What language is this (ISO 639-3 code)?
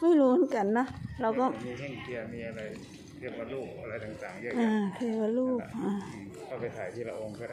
tha